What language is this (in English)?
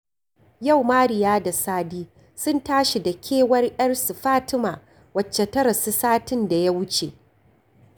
Hausa